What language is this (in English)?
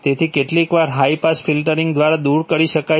Gujarati